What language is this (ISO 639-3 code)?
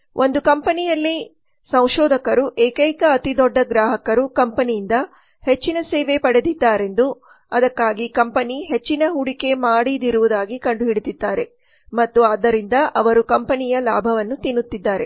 kan